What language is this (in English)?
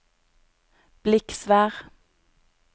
Norwegian